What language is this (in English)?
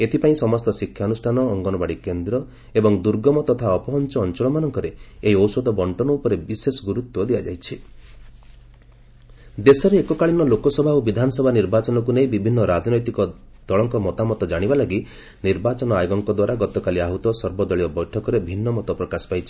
Odia